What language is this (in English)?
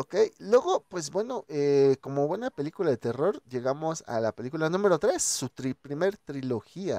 Spanish